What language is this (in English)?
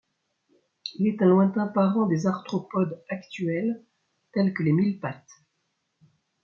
French